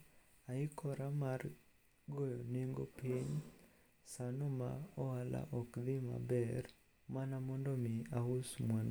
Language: Luo (Kenya and Tanzania)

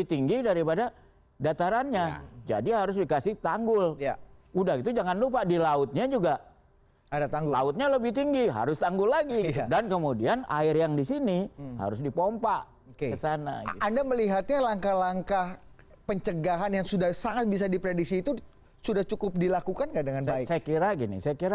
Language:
Indonesian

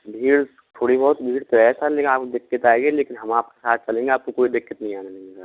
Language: Hindi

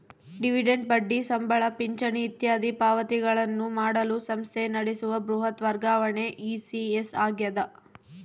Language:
Kannada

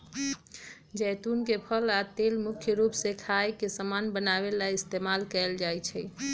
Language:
Magahi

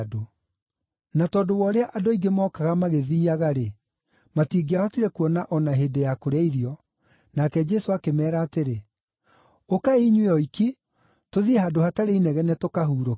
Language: Kikuyu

